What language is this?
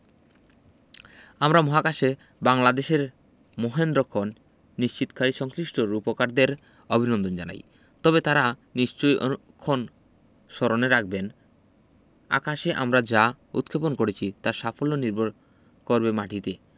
Bangla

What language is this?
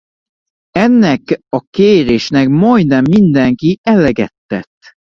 Hungarian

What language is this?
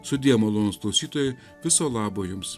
Lithuanian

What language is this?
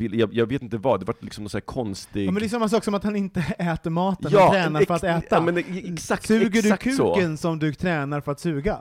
Swedish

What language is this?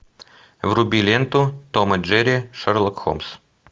Russian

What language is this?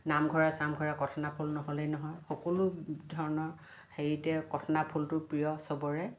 Assamese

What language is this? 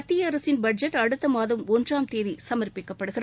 Tamil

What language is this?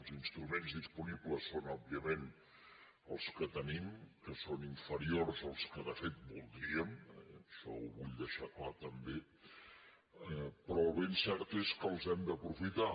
Catalan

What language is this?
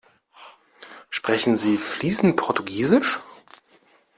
German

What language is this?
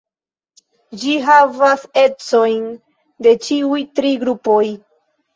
Esperanto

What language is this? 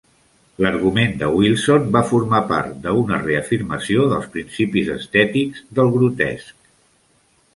Catalan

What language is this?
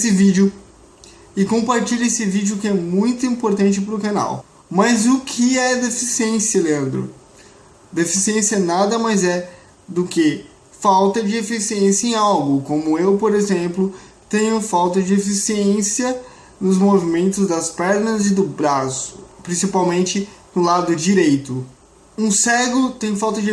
Portuguese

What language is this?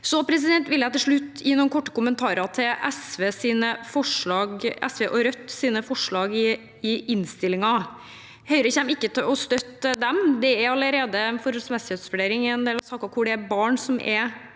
Norwegian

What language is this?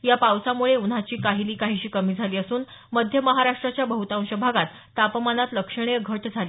Marathi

